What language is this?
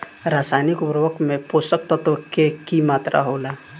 Bhojpuri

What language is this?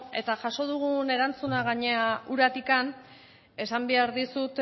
Basque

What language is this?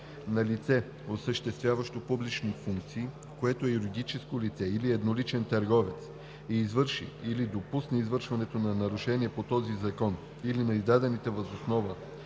Bulgarian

